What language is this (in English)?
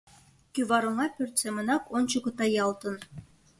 Mari